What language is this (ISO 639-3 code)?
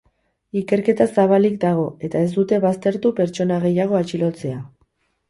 eus